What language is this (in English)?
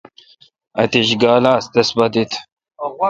Kalkoti